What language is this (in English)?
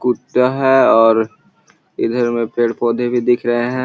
Magahi